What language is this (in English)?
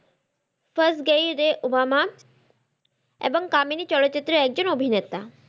Bangla